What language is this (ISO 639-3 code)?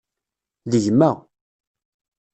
kab